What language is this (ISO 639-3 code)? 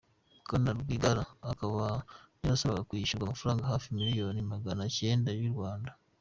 kin